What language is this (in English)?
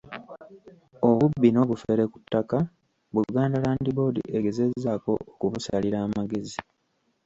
Ganda